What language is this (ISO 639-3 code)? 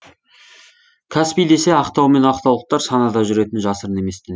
kaz